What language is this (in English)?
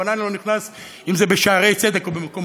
Hebrew